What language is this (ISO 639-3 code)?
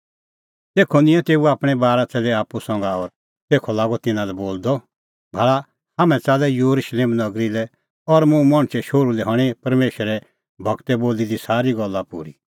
kfx